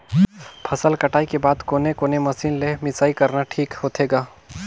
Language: Chhattisgarhi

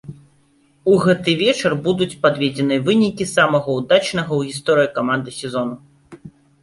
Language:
Belarusian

